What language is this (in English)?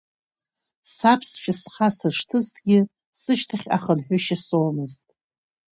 Abkhazian